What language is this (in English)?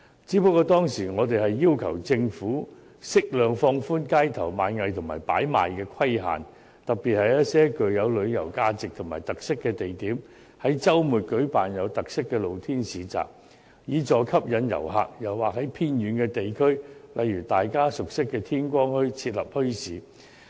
Cantonese